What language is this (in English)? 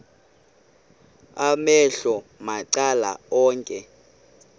Xhosa